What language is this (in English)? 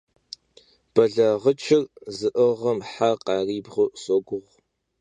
Kabardian